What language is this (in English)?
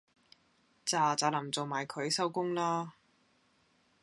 Cantonese